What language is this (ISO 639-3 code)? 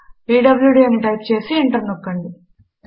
tel